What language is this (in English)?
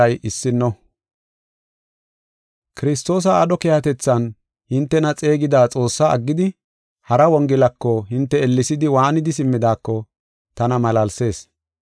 Gofa